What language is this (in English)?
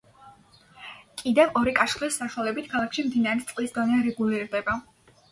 Georgian